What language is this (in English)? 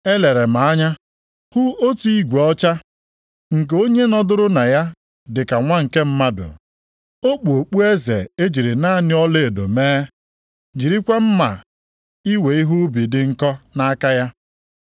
Igbo